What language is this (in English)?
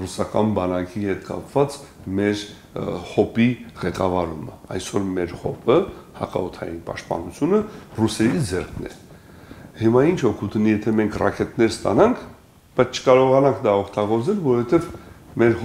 Turkish